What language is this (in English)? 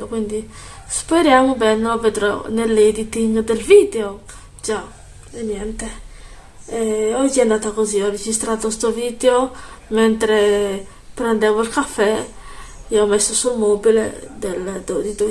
Italian